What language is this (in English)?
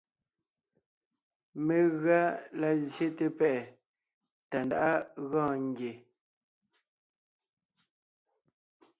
Ngiemboon